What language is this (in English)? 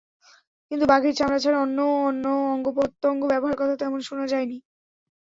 Bangla